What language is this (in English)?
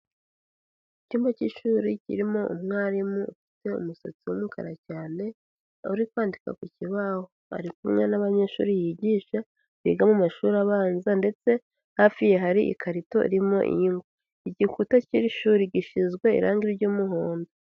Kinyarwanda